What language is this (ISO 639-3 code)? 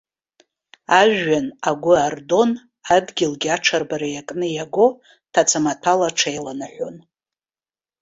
abk